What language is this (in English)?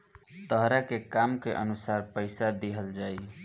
Bhojpuri